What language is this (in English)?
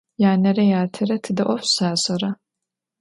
Adyghe